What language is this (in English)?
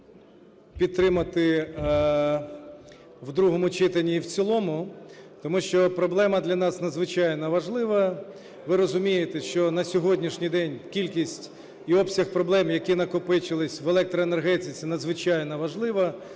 Ukrainian